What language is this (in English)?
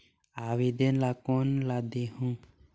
Chhattisgarhi